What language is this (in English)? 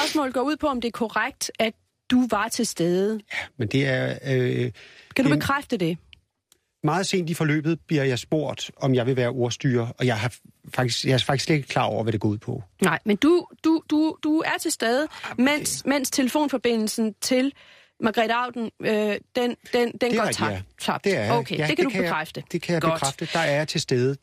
Danish